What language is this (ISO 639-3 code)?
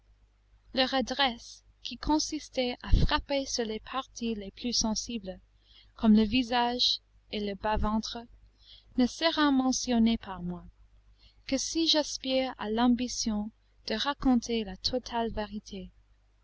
fra